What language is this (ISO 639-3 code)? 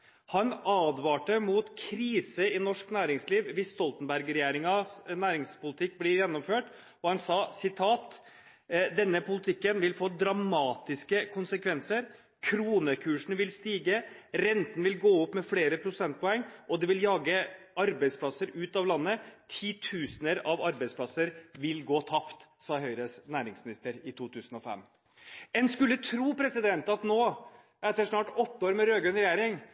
nob